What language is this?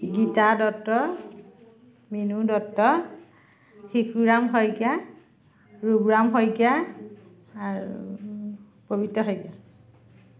Assamese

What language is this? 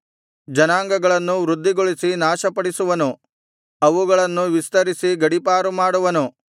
Kannada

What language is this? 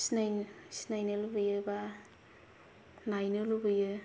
Bodo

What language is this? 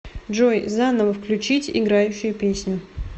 Russian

